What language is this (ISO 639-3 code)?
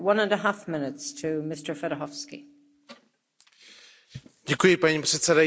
ces